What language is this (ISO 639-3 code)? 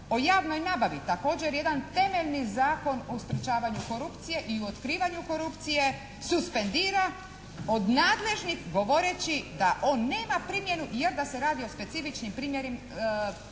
hrv